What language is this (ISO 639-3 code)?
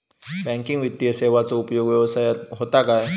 mar